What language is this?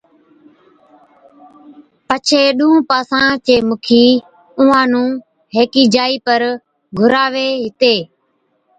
Od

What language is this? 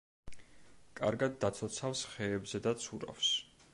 Georgian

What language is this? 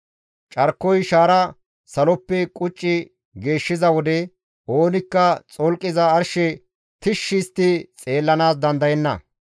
Gamo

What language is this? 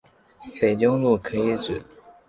Chinese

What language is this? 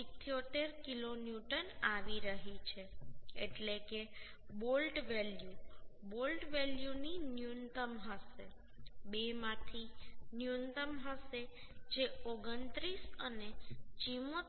Gujarati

